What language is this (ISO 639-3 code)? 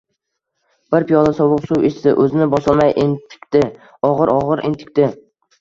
uzb